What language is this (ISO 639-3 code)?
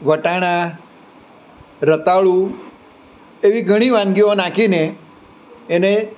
guj